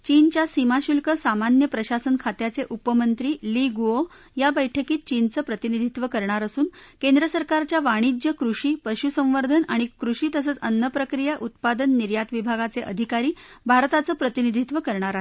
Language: Marathi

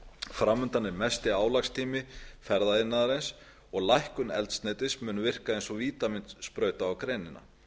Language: Icelandic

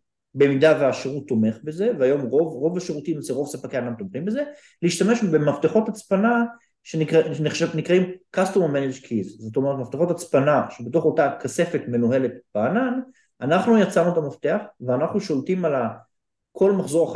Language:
Hebrew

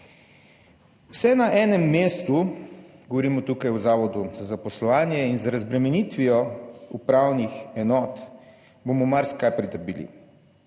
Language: Slovenian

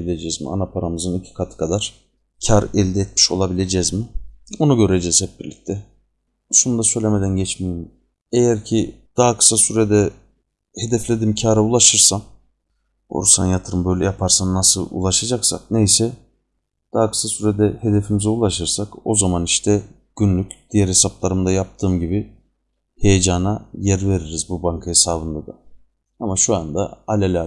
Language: Turkish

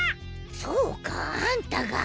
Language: Japanese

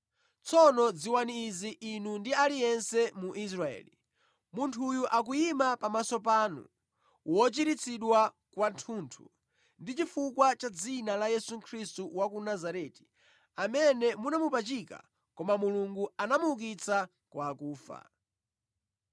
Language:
Nyanja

